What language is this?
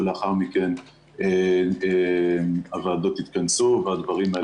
Hebrew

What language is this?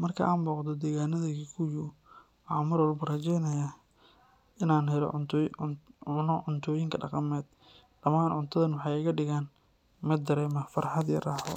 Somali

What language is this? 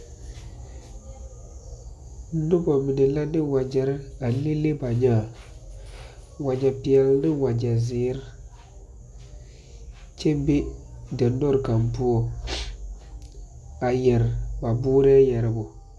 Southern Dagaare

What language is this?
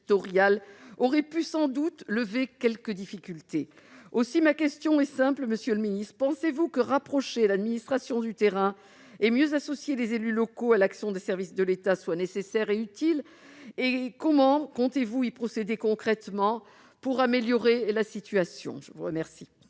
French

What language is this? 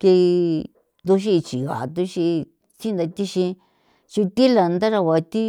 San Felipe Otlaltepec Popoloca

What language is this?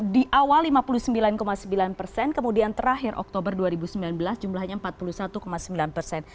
Indonesian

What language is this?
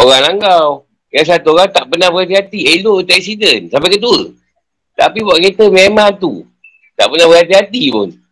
Malay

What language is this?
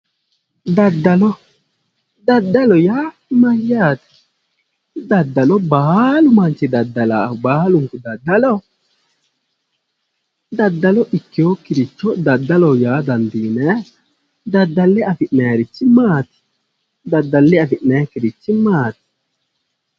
Sidamo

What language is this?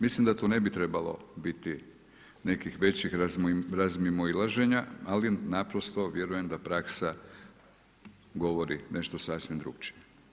Croatian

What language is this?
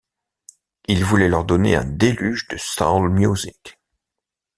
French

